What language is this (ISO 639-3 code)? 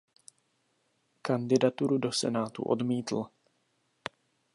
ces